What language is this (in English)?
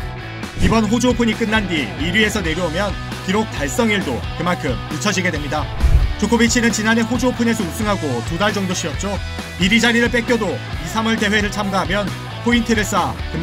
Korean